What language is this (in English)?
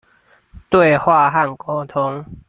Chinese